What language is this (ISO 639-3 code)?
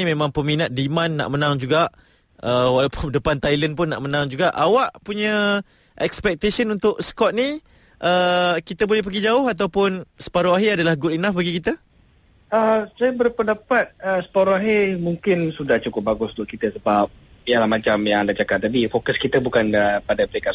msa